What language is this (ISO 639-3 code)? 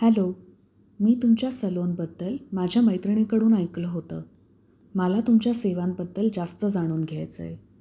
mar